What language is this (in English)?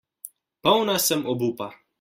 Slovenian